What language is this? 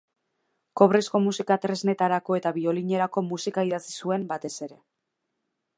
Basque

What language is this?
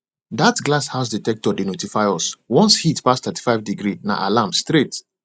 Nigerian Pidgin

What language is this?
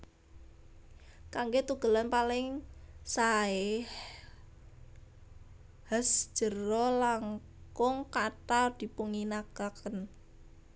Javanese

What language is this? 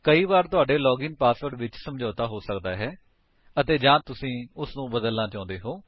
Punjabi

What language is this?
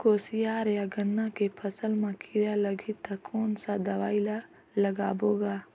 Chhattisgarhi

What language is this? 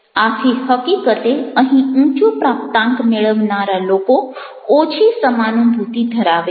Gujarati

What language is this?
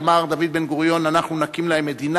Hebrew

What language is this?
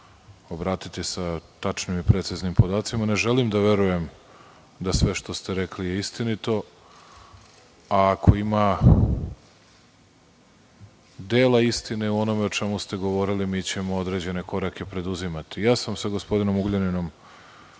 Serbian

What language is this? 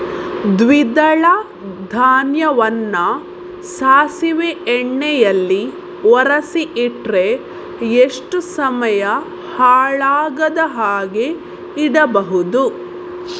Kannada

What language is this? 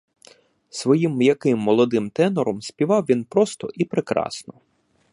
Ukrainian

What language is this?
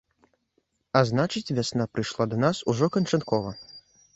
Belarusian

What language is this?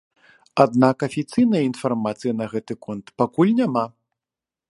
Belarusian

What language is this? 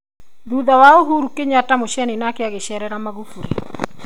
Kikuyu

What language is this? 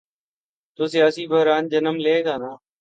Urdu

